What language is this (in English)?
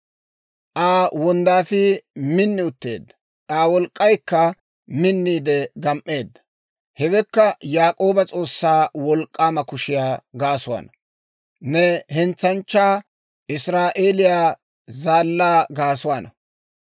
Dawro